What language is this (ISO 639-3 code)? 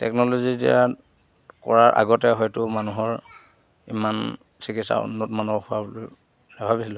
asm